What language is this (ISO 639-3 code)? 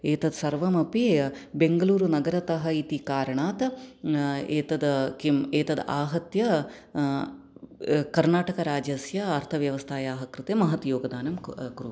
san